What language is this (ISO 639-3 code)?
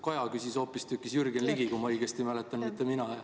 est